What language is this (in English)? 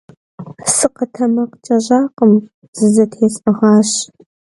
Kabardian